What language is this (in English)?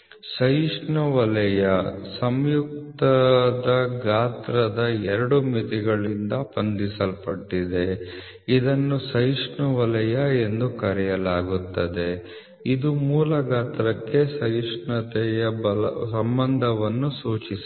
Kannada